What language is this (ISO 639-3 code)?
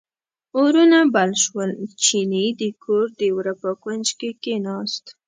pus